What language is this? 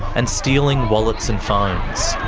English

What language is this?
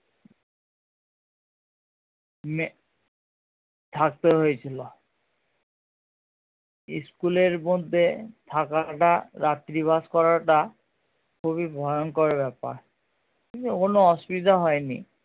Bangla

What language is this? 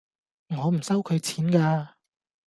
Cantonese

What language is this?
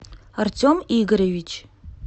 Russian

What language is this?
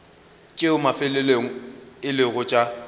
Northern Sotho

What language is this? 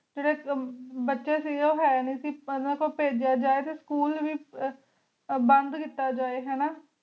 Punjabi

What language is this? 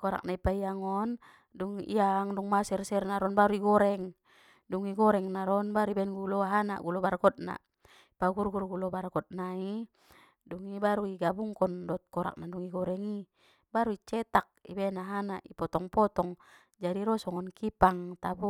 Batak Mandailing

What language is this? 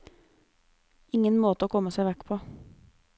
Norwegian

